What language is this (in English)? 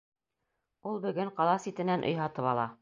Bashkir